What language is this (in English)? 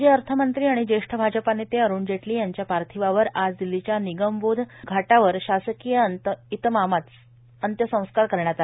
Marathi